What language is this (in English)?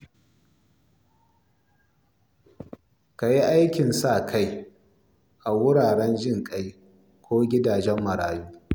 Hausa